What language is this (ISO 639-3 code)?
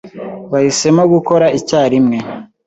kin